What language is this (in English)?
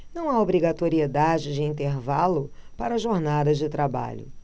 Portuguese